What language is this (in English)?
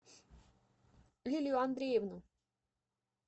Russian